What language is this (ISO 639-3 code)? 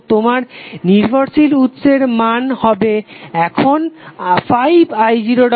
ben